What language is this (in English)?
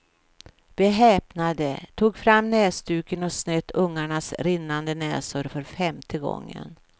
Swedish